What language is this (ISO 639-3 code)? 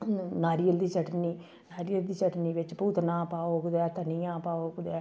doi